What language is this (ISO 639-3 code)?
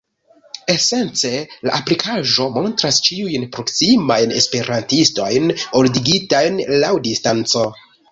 epo